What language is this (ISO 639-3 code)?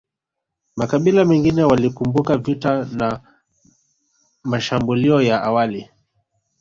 swa